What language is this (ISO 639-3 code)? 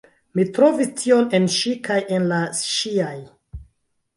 epo